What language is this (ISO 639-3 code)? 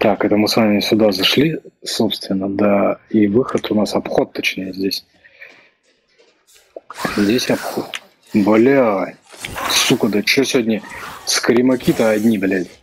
rus